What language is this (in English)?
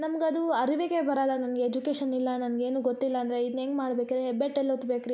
Kannada